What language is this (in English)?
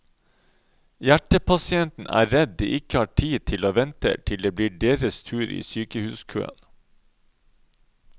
Norwegian